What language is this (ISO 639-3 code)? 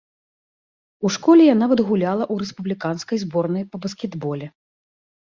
bel